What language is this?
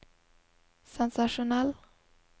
Norwegian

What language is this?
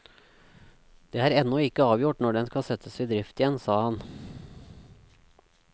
Norwegian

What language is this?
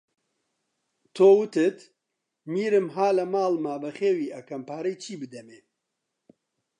Central Kurdish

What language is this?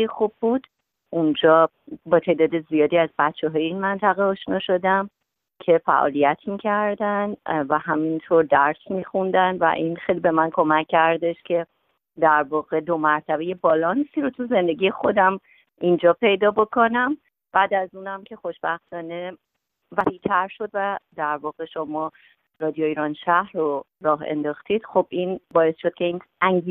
Persian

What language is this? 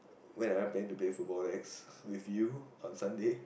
English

